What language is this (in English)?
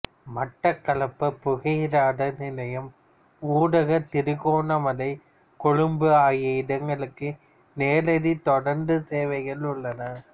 Tamil